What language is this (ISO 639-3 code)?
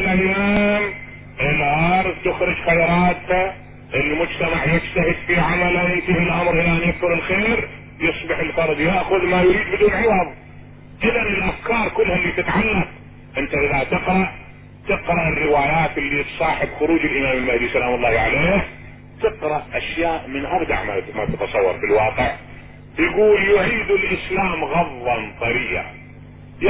ara